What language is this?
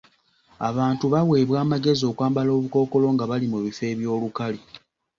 Ganda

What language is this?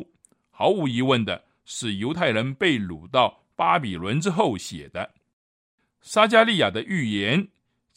Chinese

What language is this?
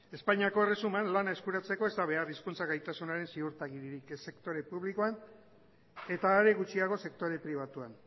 Basque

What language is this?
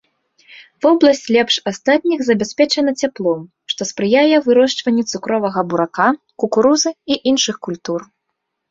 Belarusian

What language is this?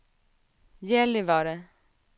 Swedish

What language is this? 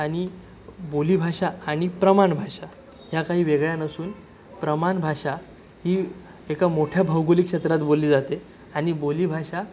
Marathi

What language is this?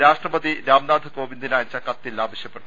Malayalam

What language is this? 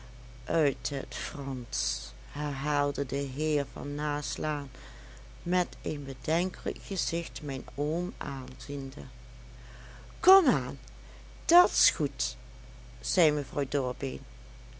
Dutch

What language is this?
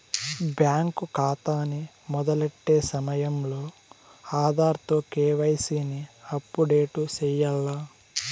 Telugu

